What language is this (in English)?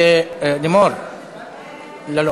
Hebrew